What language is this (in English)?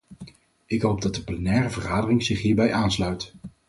Dutch